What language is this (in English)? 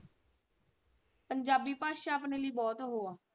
Punjabi